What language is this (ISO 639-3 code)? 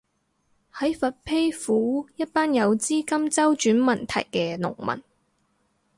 yue